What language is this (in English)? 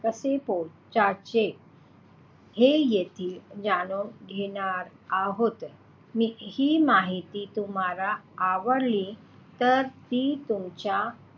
Marathi